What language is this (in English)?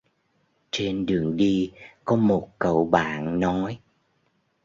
Vietnamese